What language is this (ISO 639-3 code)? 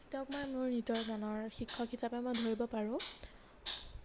asm